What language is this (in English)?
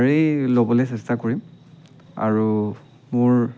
Assamese